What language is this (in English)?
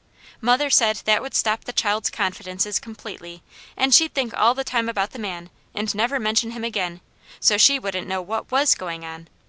English